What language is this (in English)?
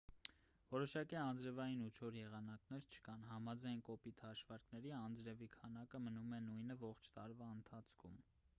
Armenian